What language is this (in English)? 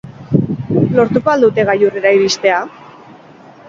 Basque